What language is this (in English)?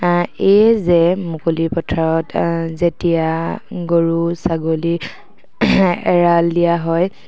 Assamese